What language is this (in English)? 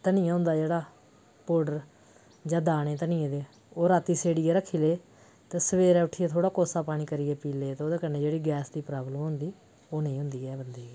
Dogri